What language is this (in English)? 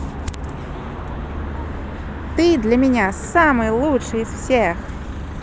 Russian